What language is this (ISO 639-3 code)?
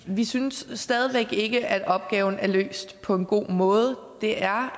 dan